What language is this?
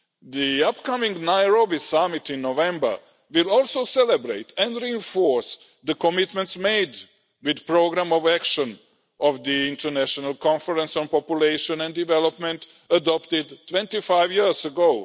English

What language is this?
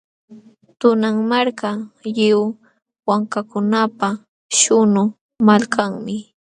Jauja Wanca Quechua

